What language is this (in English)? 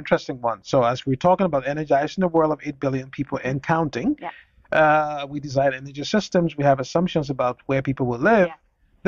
English